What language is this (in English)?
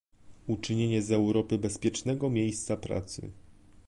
Polish